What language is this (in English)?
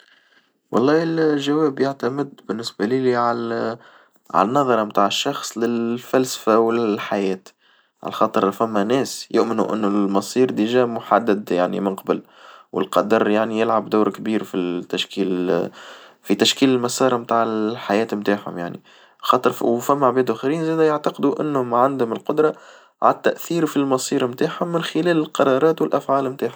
Tunisian Arabic